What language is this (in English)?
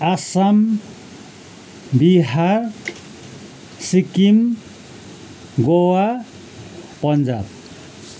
Nepali